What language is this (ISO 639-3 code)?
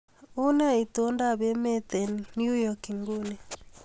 kln